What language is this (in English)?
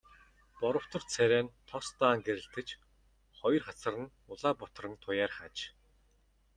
Mongolian